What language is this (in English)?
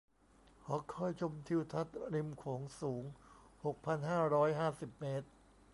Thai